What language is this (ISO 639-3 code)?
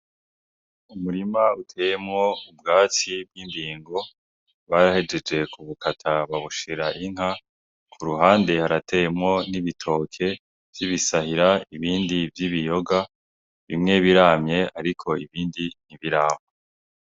run